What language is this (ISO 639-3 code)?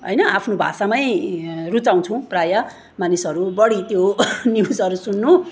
nep